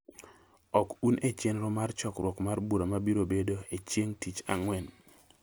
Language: Luo (Kenya and Tanzania)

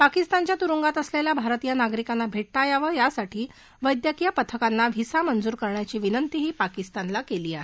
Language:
Marathi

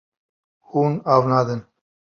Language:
Kurdish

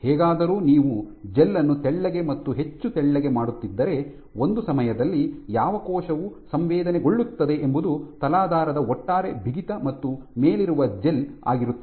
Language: Kannada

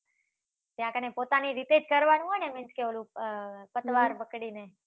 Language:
Gujarati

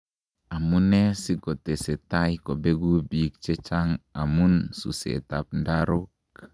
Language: Kalenjin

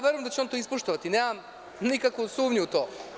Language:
Serbian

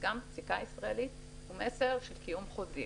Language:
Hebrew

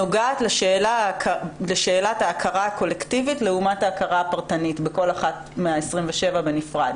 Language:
Hebrew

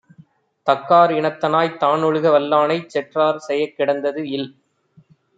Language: Tamil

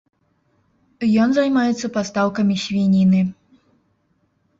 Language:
Belarusian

